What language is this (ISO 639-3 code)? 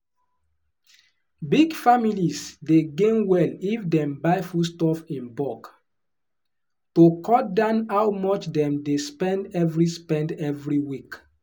pcm